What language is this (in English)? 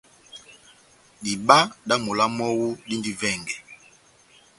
Batanga